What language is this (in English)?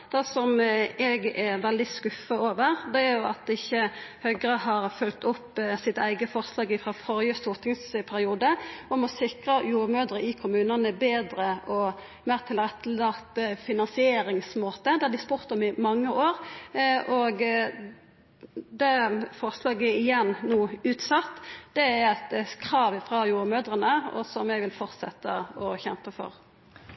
Norwegian Nynorsk